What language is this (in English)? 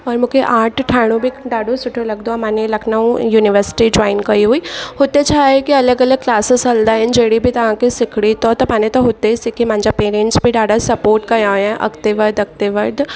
Sindhi